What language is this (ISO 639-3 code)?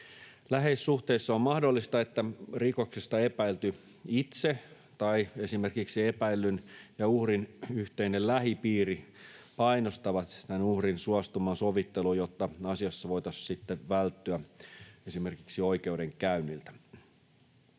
fin